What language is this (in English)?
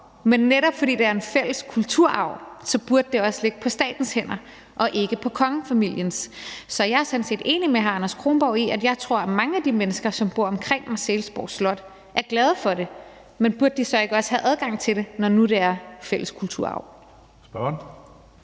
Danish